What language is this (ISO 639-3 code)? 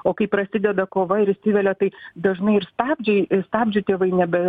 lit